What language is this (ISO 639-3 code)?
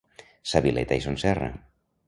cat